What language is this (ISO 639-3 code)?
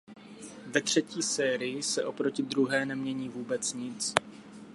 ces